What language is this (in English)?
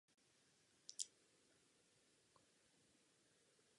Czech